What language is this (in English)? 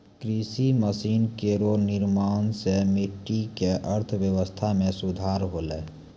Maithili